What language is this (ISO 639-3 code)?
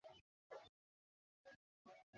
ben